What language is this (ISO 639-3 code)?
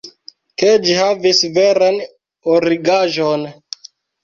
epo